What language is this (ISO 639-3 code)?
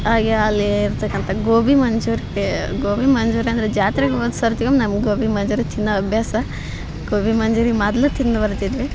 kan